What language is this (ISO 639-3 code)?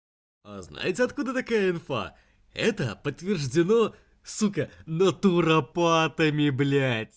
rus